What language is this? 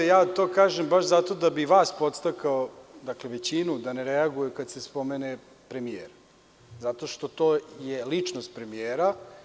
Serbian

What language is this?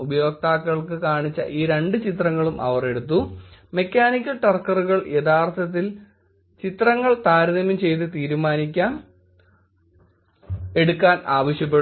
Malayalam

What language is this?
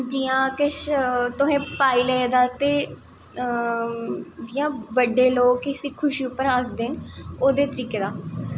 Dogri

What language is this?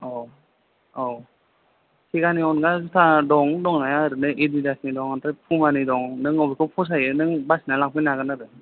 Bodo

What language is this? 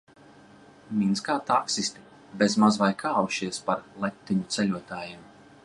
Latvian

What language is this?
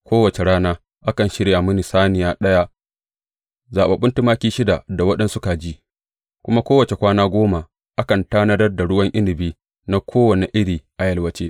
Hausa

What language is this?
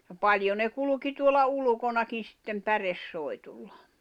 Finnish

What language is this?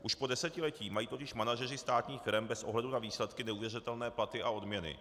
Czech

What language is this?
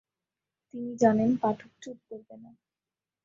Bangla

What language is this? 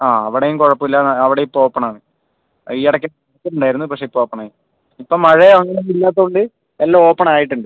Malayalam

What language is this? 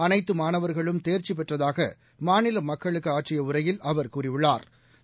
Tamil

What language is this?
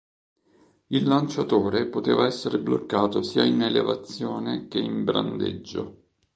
Italian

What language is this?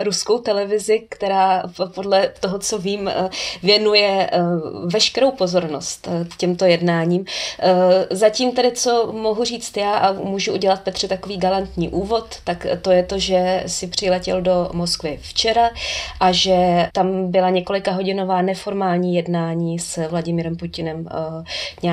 Czech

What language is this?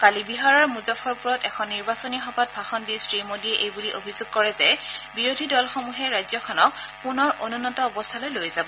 Assamese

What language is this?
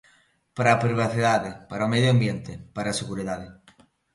Galician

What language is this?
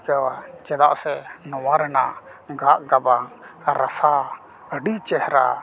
Santali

